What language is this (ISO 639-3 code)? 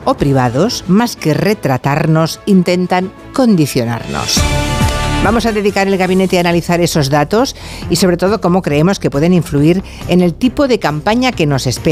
spa